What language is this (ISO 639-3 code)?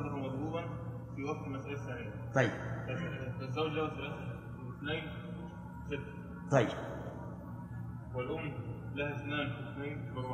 ara